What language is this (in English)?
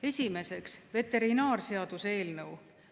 Estonian